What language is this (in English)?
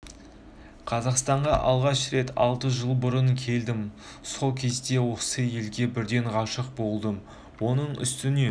Kazakh